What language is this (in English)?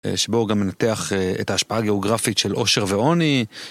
Hebrew